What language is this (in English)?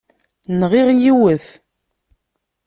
Kabyle